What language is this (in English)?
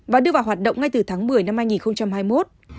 Vietnamese